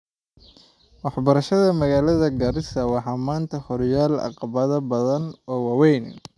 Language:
Somali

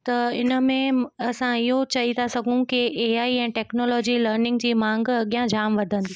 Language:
Sindhi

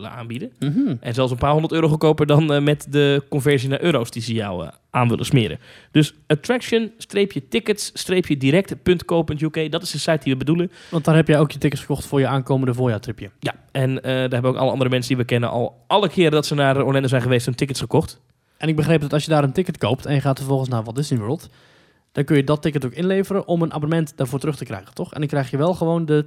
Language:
Dutch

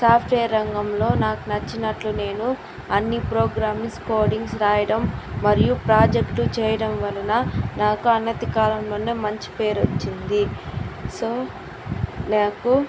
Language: Telugu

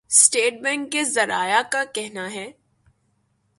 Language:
Urdu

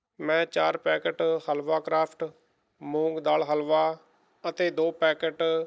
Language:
Punjabi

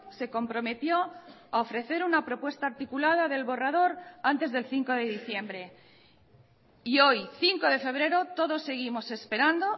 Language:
Spanish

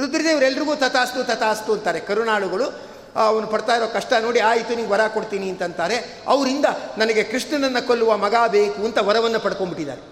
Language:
Kannada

